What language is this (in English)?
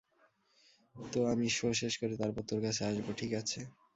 Bangla